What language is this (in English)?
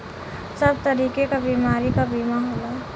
Bhojpuri